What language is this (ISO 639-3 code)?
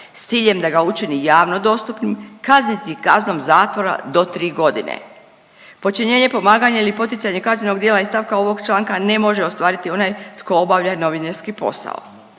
hrv